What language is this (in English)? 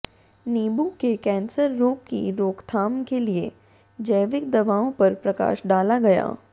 Hindi